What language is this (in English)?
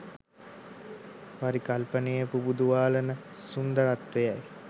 Sinhala